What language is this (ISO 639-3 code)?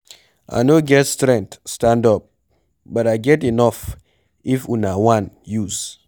pcm